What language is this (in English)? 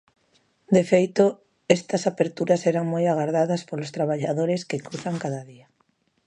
Galician